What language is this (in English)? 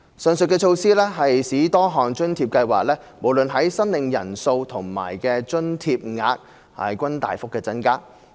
Cantonese